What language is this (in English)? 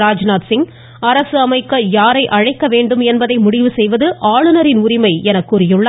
Tamil